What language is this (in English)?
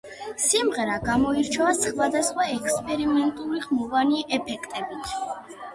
Georgian